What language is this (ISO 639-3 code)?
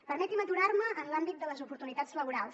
cat